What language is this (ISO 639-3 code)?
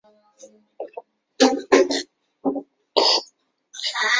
zho